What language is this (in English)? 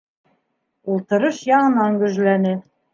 Bashkir